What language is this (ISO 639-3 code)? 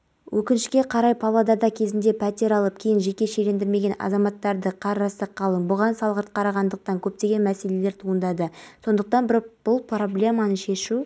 kaz